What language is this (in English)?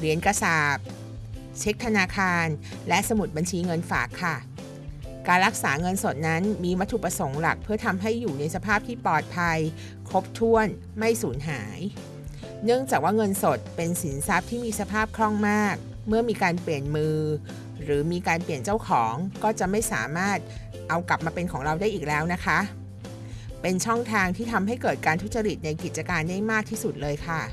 Thai